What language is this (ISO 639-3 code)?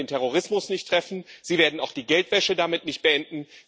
deu